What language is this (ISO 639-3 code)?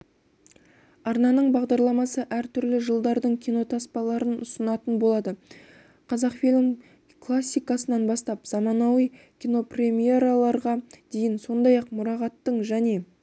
kaz